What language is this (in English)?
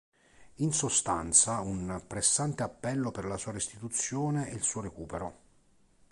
Italian